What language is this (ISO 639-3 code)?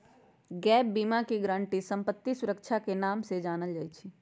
mag